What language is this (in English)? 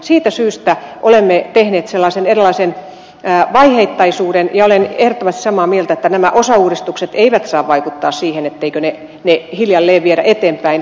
Finnish